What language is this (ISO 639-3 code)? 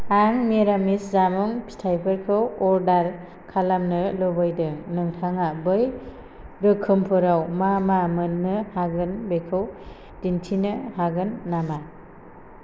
brx